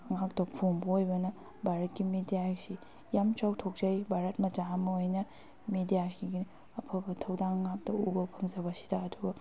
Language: Manipuri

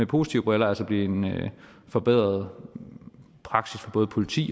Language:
Danish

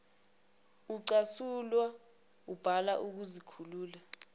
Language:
Zulu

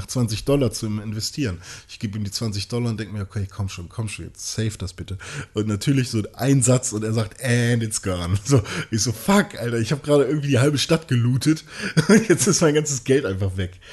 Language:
German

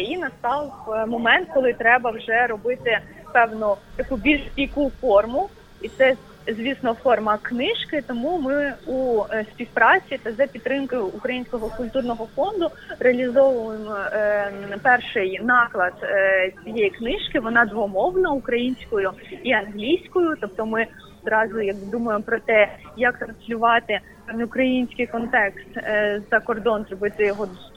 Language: Ukrainian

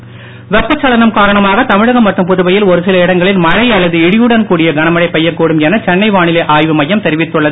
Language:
Tamil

